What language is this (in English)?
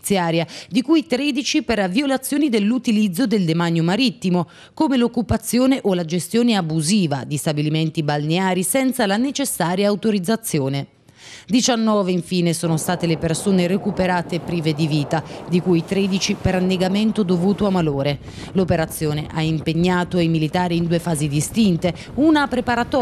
Italian